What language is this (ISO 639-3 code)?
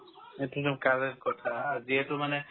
asm